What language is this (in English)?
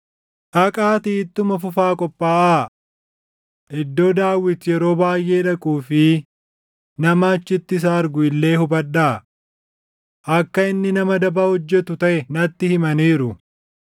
Oromo